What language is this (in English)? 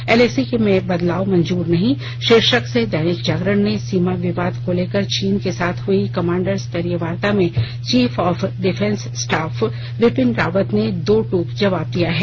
Hindi